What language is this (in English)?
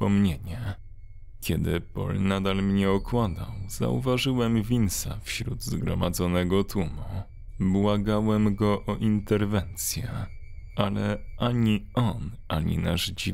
Polish